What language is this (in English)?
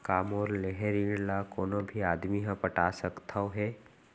Chhattisgarhi